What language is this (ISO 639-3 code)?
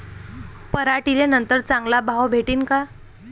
mar